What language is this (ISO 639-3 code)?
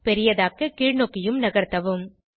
tam